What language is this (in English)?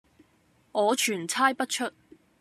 Cantonese